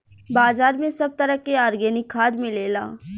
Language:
Bhojpuri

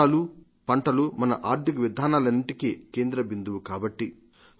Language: Telugu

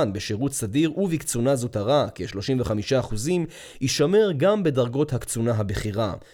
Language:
Hebrew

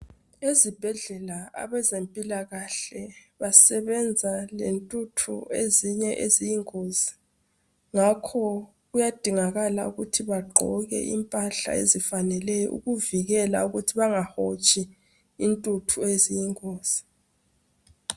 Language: North Ndebele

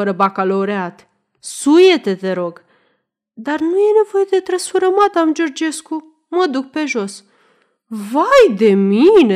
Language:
Romanian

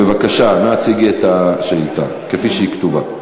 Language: Hebrew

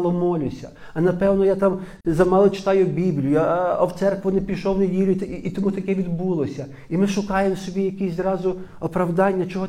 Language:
Ukrainian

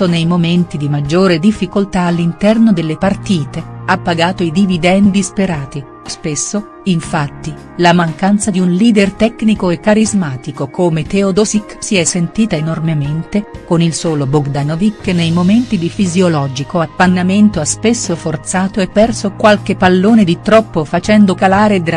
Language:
Italian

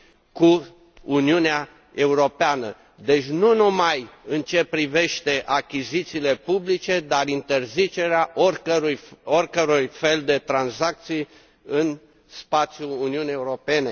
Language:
Romanian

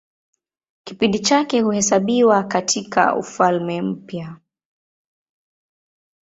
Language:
Swahili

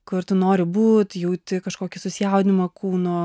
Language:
Lithuanian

